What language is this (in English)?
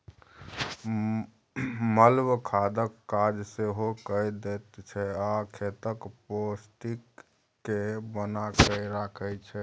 Maithili